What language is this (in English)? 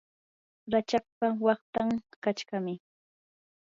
Yanahuanca Pasco Quechua